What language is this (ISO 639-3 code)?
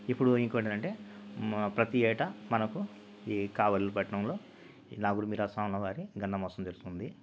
tel